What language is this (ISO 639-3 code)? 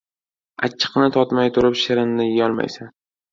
uzb